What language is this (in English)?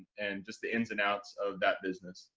English